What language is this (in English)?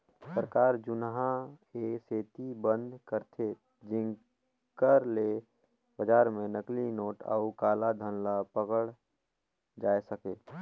Chhattisgarhi